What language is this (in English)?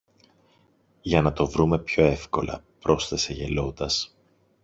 Greek